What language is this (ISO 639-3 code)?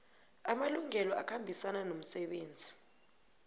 nbl